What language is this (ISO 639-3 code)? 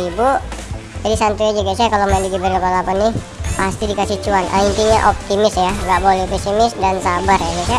ind